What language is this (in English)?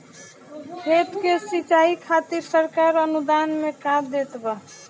Bhojpuri